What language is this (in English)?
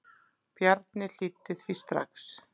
Icelandic